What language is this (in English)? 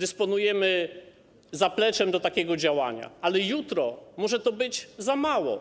Polish